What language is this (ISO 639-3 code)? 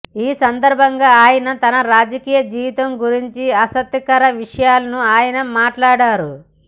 tel